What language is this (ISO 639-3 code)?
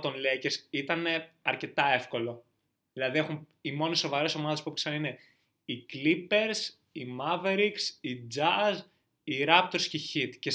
ell